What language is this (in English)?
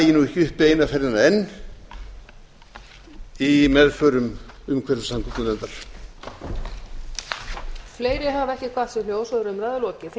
Icelandic